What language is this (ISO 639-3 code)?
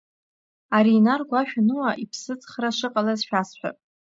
abk